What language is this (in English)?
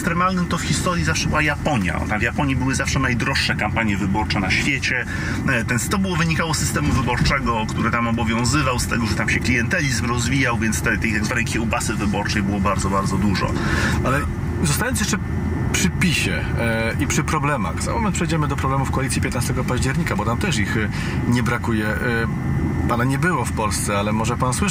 Polish